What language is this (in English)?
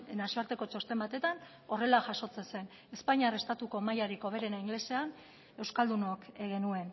Basque